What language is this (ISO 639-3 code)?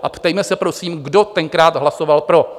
ces